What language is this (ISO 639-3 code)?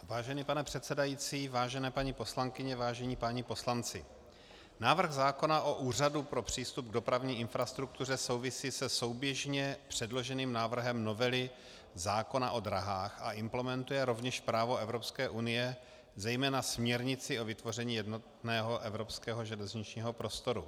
ces